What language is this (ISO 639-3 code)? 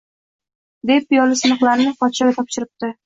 uzb